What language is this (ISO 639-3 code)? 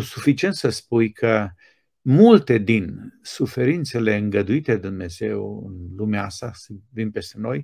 ron